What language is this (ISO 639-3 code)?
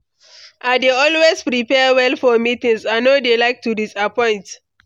pcm